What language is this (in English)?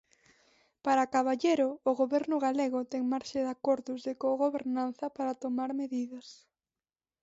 Galician